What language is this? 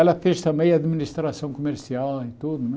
Portuguese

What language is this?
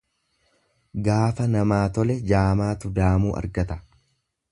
Oromo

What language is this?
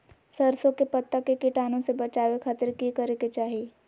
Magahi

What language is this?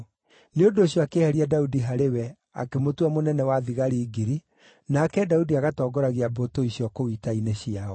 Kikuyu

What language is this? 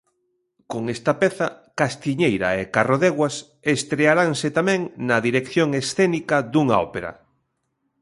Galician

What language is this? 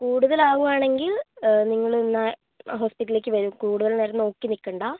Malayalam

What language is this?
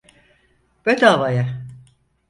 Turkish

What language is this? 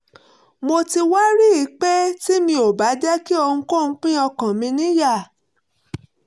Yoruba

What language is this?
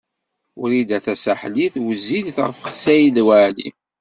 Kabyle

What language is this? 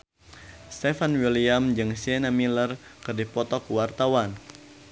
Sundanese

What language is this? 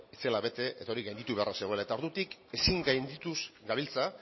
Basque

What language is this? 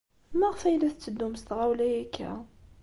Kabyle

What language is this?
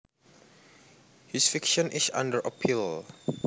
Javanese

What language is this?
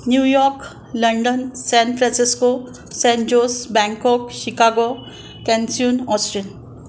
Sindhi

